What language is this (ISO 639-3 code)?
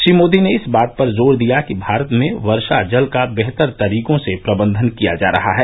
hin